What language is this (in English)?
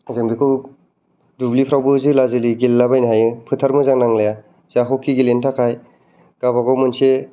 Bodo